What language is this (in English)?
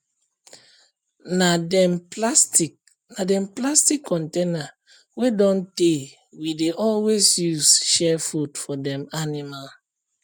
Nigerian Pidgin